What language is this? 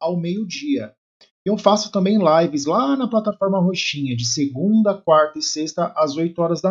Portuguese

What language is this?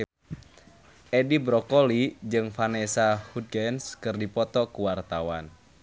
Sundanese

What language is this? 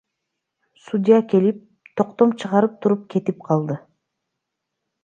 Kyrgyz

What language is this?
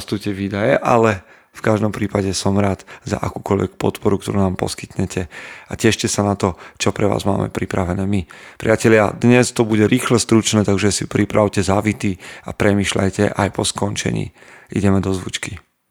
Slovak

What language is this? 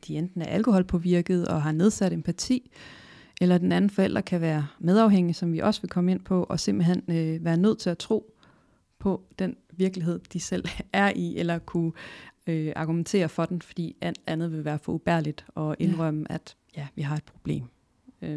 Danish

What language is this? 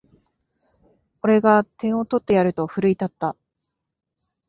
Japanese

